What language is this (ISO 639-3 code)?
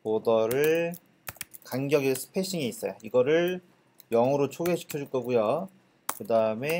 kor